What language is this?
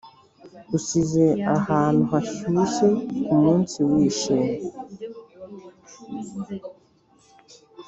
Kinyarwanda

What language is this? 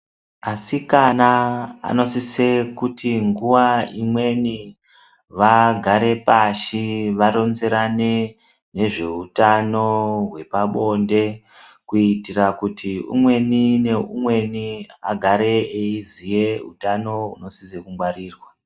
Ndau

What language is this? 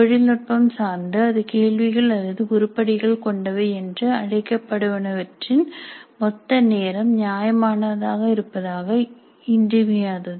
Tamil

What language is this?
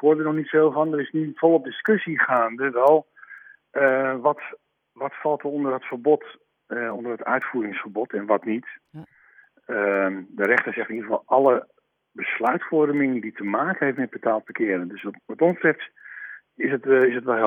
Dutch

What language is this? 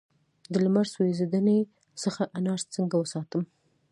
Pashto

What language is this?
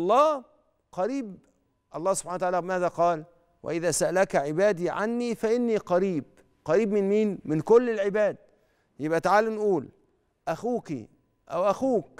Arabic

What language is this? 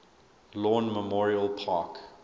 English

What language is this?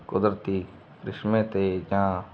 Punjabi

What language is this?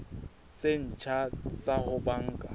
Southern Sotho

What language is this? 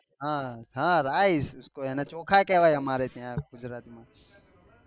Gujarati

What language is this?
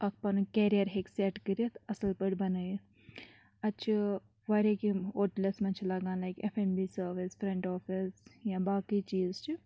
Kashmiri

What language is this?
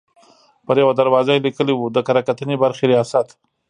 Pashto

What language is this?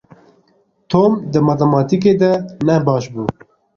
Kurdish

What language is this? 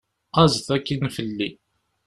Kabyle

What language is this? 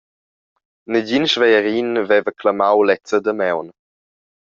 Romansh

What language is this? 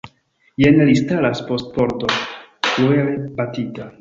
Esperanto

